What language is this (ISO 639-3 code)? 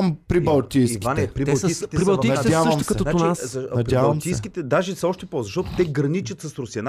bul